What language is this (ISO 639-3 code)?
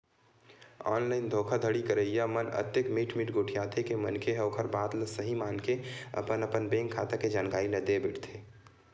hne